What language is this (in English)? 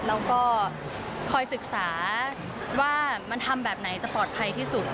Thai